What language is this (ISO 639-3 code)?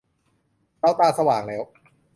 tha